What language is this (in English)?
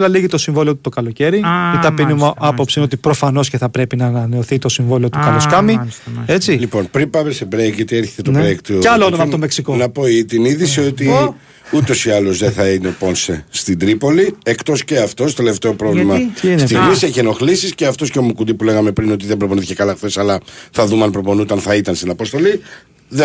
Greek